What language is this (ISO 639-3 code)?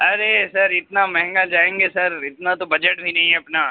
urd